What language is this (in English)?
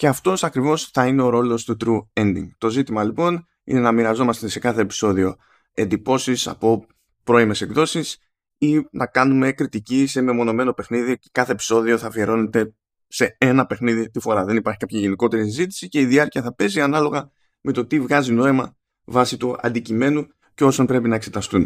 Greek